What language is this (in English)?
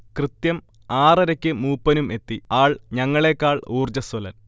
Malayalam